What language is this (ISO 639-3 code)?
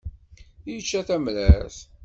kab